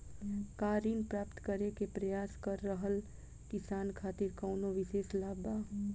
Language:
Bhojpuri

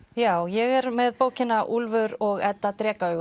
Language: Icelandic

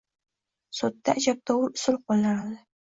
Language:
Uzbek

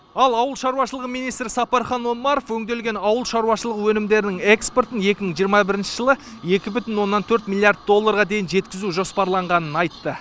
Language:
Kazakh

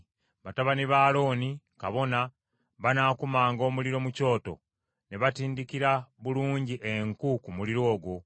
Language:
Ganda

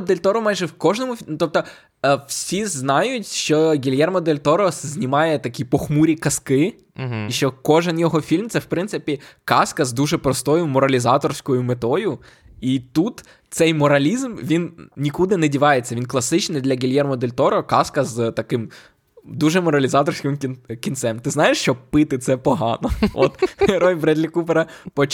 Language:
Ukrainian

